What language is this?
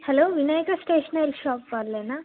Telugu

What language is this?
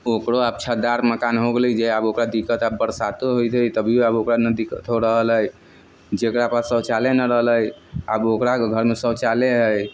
Maithili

